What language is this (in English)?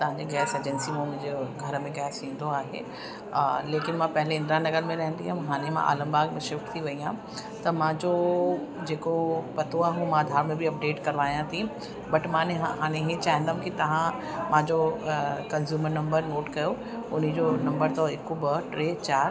Sindhi